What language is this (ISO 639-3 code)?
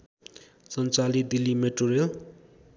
nep